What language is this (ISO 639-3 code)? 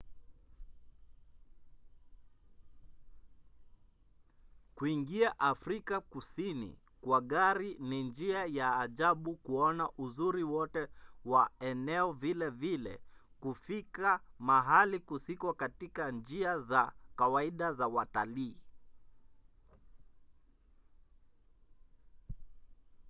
swa